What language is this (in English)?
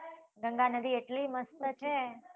Gujarati